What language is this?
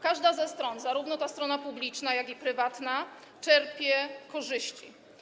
Polish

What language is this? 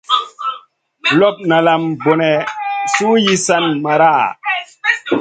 Masana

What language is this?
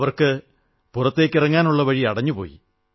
Malayalam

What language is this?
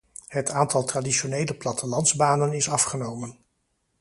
Dutch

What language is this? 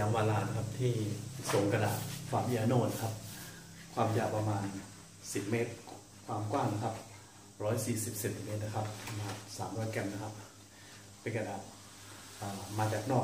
Thai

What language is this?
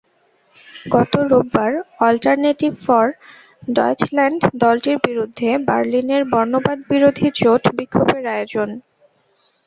Bangla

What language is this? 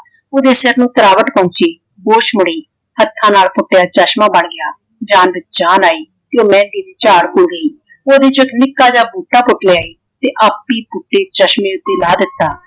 Punjabi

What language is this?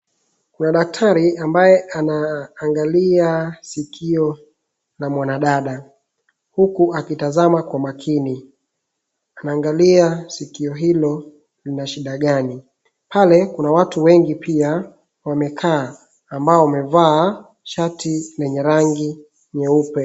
Swahili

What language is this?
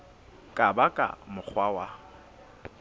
Southern Sotho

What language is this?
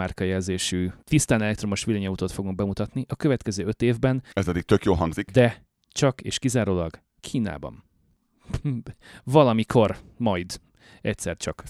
Hungarian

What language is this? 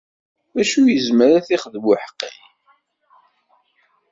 Kabyle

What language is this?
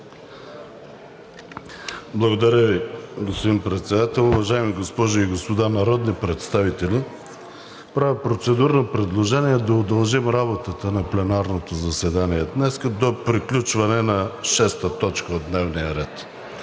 Bulgarian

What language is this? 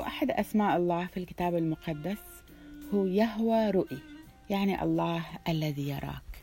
Arabic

